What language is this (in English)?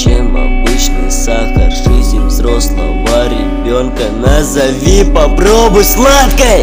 Portuguese